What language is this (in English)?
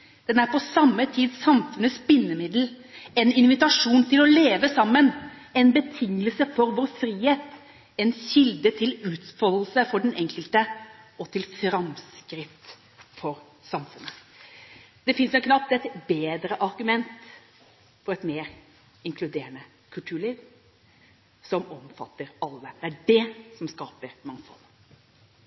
Norwegian Bokmål